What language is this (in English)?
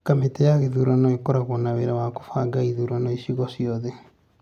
Kikuyu